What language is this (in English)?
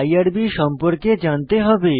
Bangla